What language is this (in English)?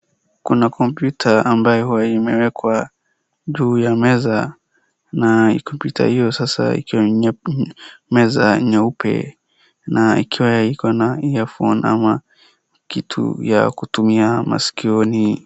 Swahili